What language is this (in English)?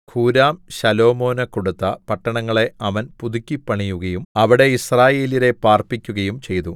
Malayalam